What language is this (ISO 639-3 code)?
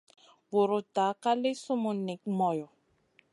mcn